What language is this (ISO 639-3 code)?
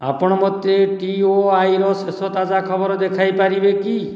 ori